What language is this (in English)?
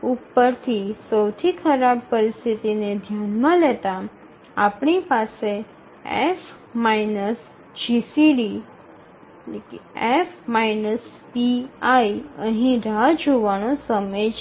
Gujarati